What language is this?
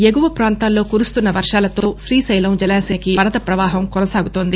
Telugu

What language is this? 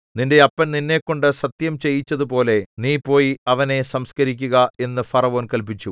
Malayalam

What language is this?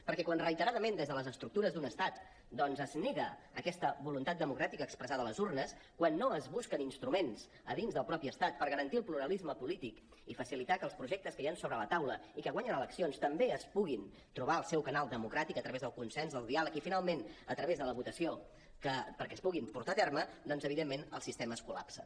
Catalan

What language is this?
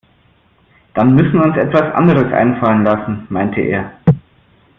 German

